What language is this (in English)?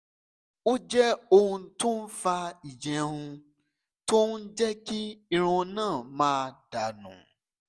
Yoruba